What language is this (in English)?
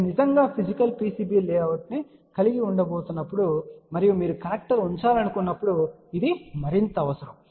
Telugu